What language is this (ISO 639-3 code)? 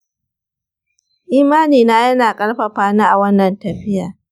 hau